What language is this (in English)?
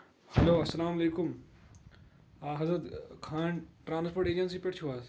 Kashmiri